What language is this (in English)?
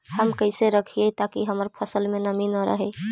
Magahi